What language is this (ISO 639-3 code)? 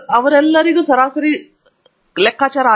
kan